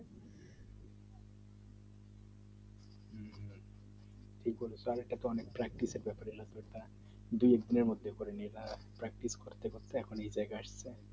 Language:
Bangla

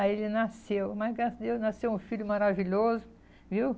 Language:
Portuguese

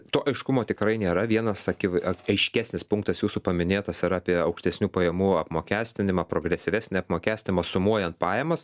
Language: Lithuanian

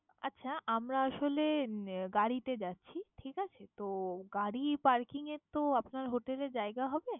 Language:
Bangla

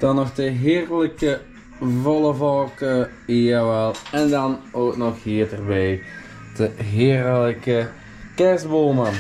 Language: Dutch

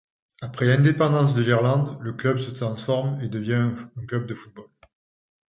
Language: French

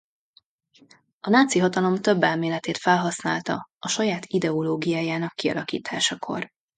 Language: Hungarian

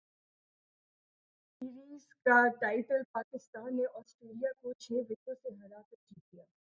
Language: Urdu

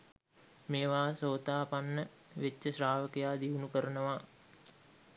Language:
Sinhala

